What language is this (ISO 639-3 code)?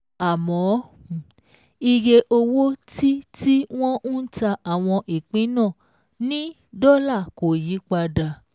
yor